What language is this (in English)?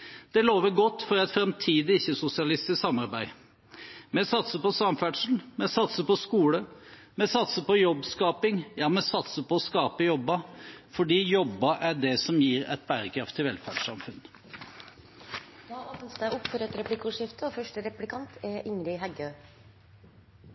Norwegian